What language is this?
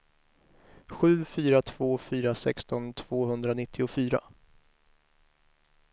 Swedish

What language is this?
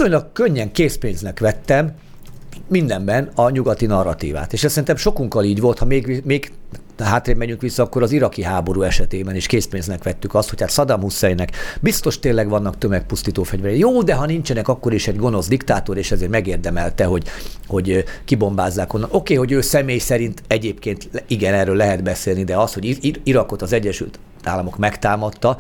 Hungarian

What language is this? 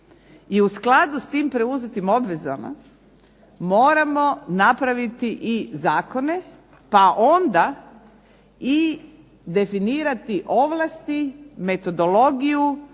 Croatian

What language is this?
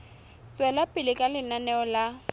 Southern Sotho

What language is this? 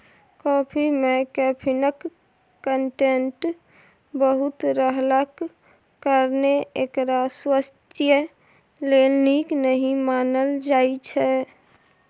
Maithili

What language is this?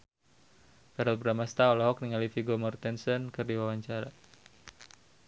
Sundanese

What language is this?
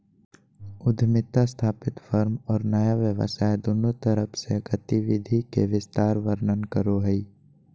Magahi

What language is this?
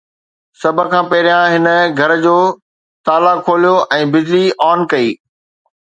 Sindhi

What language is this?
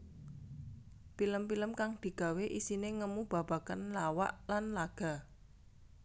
Javanese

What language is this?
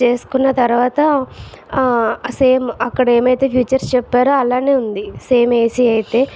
Telugu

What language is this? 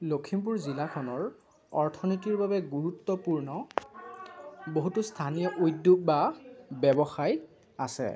Assamese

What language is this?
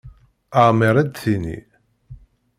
Kabyle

